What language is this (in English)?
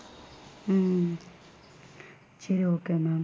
Tamil